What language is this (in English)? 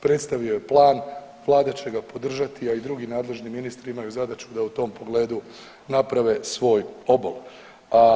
Croatian